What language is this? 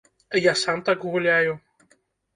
Belarusian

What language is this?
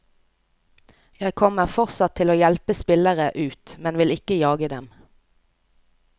Norwegian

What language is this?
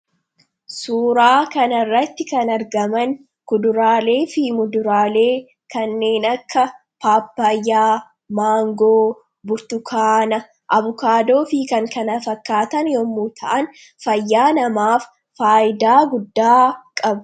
Oromo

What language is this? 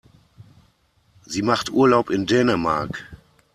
German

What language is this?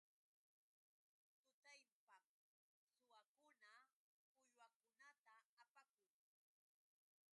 Yauyos Quechua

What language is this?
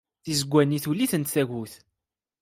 Kabyle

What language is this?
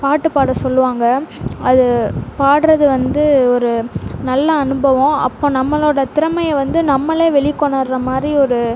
Tamil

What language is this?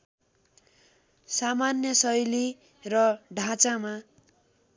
Nepali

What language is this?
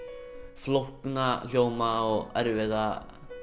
Icelandic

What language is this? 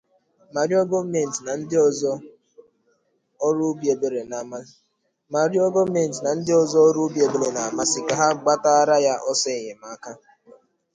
Igbo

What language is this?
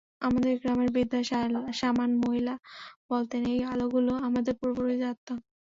Bangla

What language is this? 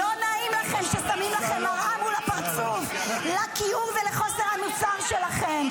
Hebrew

